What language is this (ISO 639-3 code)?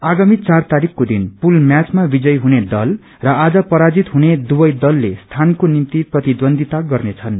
nep